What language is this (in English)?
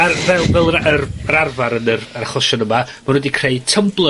Welsh